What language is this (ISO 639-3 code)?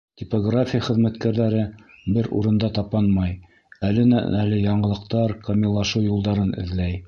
bak